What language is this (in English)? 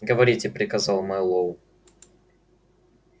Russian